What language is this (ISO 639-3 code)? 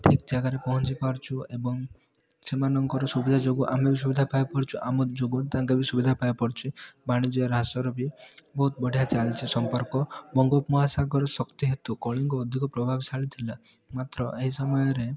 ori